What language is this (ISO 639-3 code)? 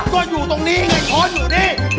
tha